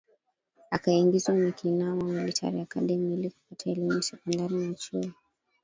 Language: Swahili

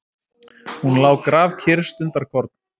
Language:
Icelandic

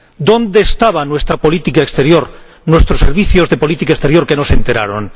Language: Spanish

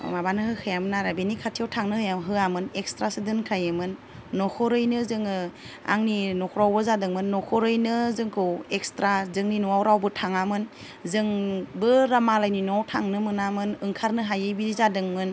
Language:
Bodo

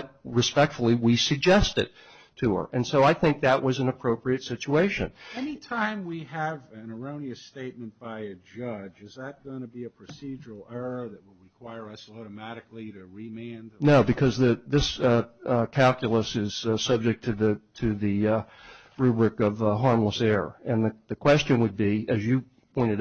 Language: English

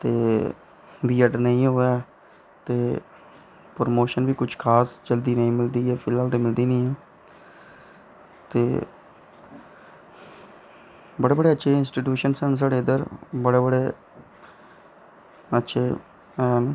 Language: Dogri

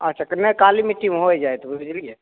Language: Maithili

